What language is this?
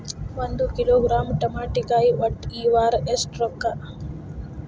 Kannada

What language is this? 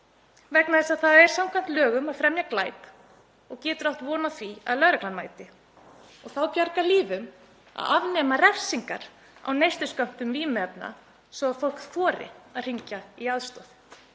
Icelandic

